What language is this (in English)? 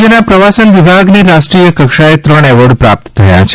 Gujarati